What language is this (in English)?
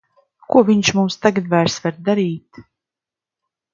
Latvian